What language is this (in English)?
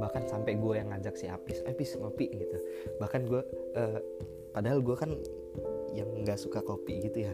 Indonesian